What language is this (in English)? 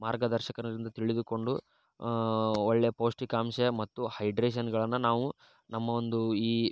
Kannada